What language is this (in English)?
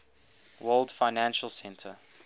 English